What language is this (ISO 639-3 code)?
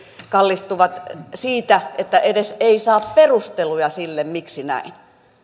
fin